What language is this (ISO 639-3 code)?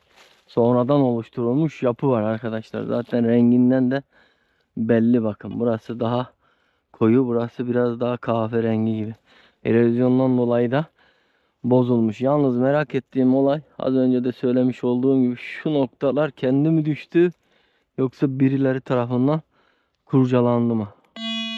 tur